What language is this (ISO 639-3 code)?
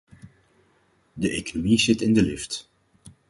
nld